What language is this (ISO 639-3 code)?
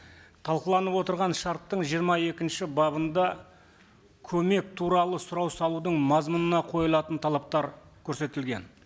kaz